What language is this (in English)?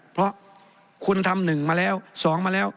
Thai